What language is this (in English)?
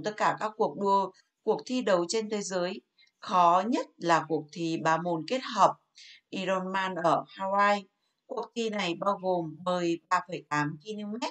Vietnamese